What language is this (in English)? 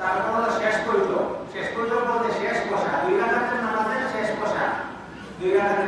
Bangla